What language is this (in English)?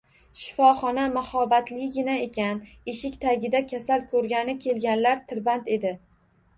Uzbek